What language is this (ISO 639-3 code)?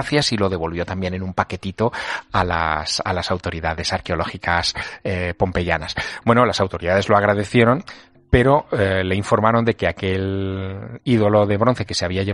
spa